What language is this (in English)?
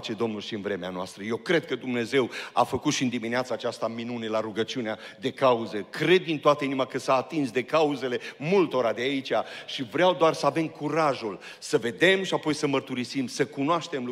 Romanian